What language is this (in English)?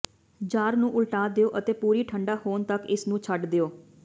Punjabi